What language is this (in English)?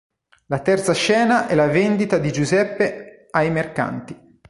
Italian